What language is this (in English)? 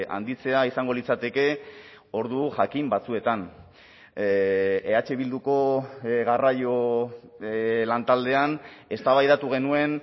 Basque